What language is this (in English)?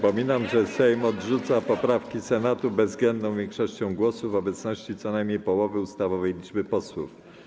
Polish